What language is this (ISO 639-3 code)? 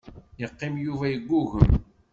kab